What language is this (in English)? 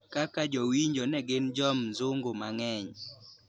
Luo (Kenya and Tanzania)